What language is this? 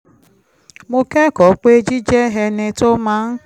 Yoruba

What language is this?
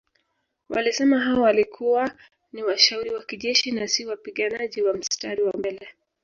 Swahili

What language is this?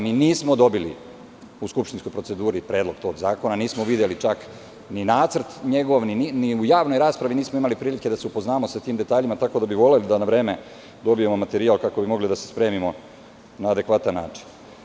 Serbian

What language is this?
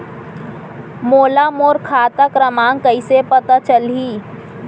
Chhattisgarhi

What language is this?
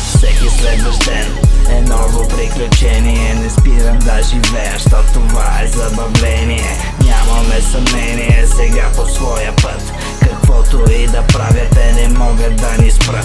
Bulgarian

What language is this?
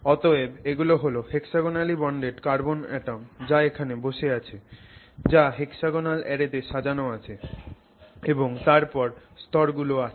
Bangla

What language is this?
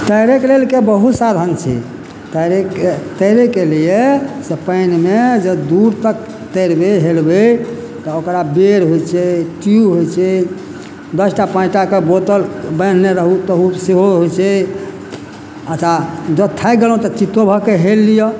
Maithili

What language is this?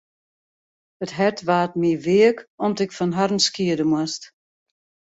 Western Frisian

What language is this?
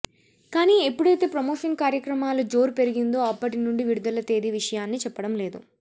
Telugu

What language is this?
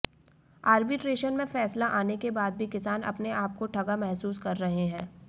Hindi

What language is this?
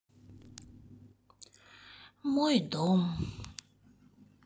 Russian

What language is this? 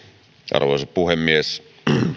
Finnish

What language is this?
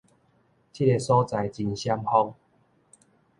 Min Nan Chinese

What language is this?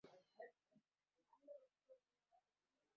Bangla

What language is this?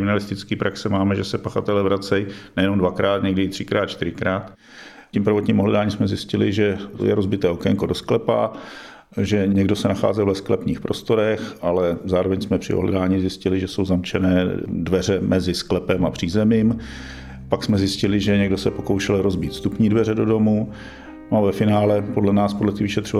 Czech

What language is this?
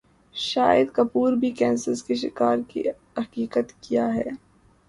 Urdu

